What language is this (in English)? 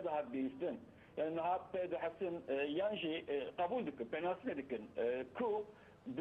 Turkish